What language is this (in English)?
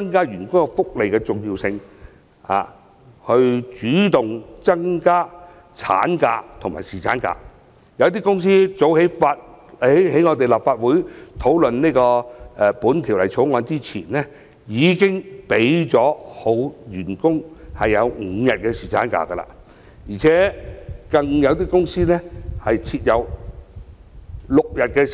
Cantonese